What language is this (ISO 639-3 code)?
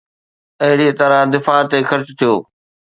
snd